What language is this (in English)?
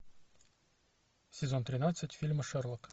Russian